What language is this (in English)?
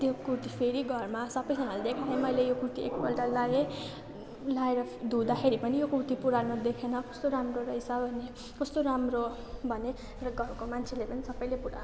Nepali